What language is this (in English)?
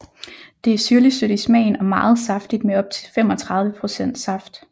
Danish